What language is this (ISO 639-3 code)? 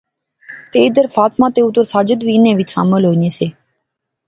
phr